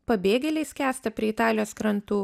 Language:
Lithuanian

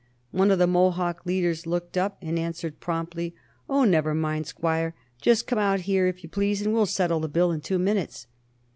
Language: English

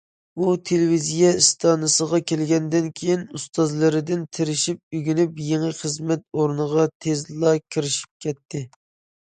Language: Uyghur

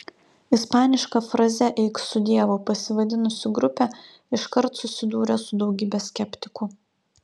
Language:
Lithuanian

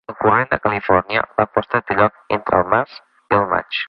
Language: Catalan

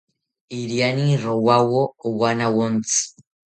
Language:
South Ucayali Ashéninka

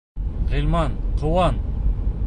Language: Bashkir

